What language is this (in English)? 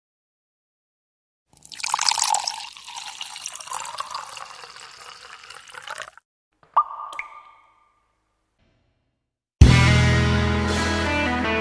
Russian